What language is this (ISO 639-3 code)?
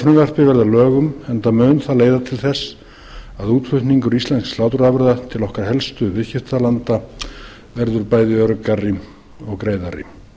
isl